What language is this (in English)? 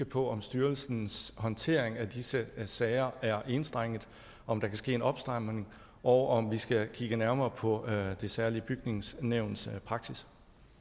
Danish